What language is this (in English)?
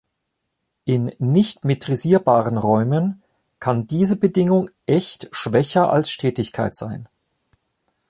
German